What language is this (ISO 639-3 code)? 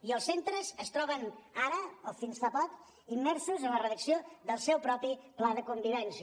cat